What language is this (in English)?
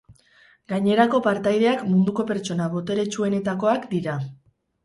Basque